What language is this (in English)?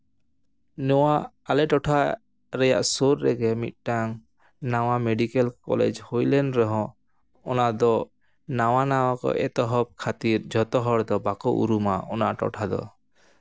Santali